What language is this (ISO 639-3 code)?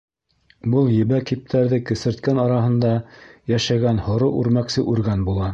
bak